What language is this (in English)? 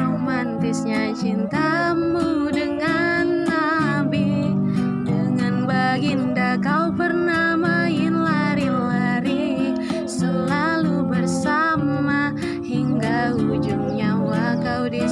Indonesian